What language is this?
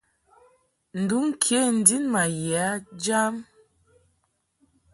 Mungaka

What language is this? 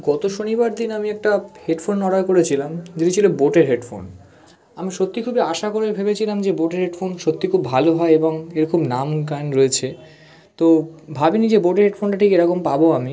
Bangla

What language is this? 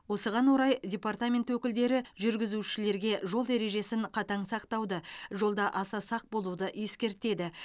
Kazakh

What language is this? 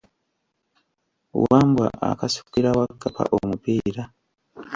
Ganda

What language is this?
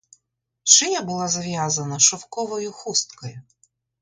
Ukrainian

